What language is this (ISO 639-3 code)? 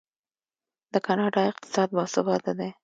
pus